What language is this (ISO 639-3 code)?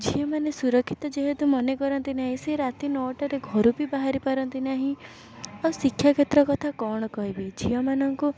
ori